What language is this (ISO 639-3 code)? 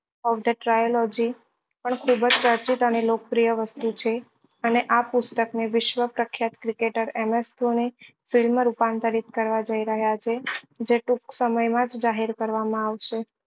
guj